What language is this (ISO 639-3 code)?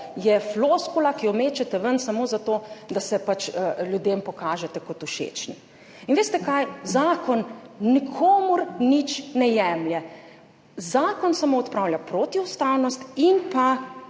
slv